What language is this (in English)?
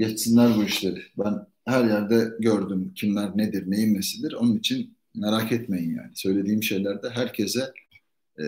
Turkish